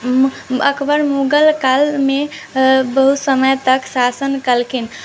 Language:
Maithili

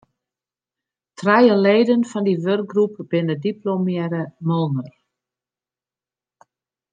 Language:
Western Frisian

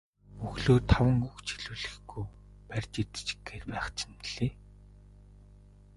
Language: Mongolian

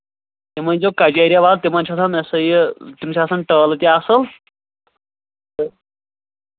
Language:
Kashmiri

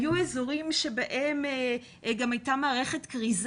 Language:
Hebrew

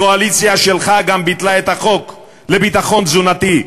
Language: Hebrew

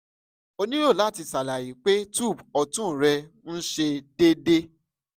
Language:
Yoruba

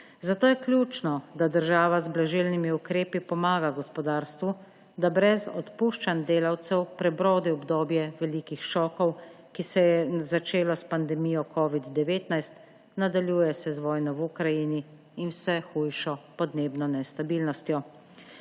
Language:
Slovenian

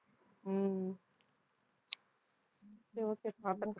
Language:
Tamil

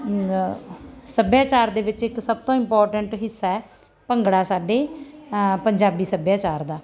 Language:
Punjabi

